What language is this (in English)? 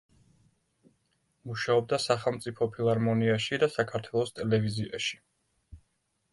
Georgian